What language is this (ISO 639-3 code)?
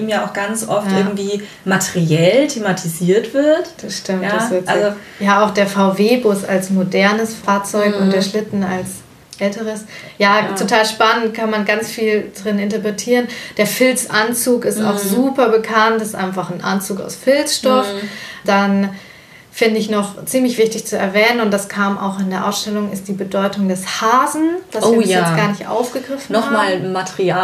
deu